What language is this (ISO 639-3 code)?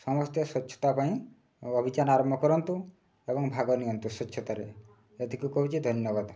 ori